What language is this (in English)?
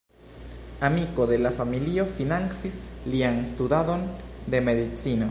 Esperanto